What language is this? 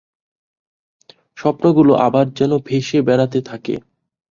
Bangla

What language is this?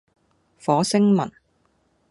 Cantonese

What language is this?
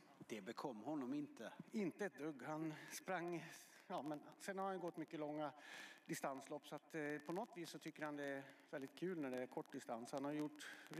Swedish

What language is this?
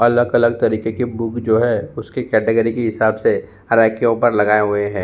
Hindi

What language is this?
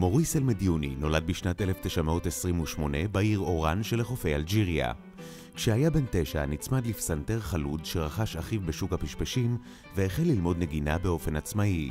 Hebrew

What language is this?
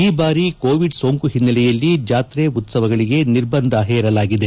Kannada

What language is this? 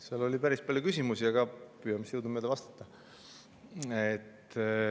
Estonian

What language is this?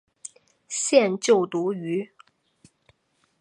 Chinese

